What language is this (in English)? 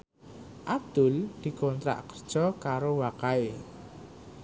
Javanese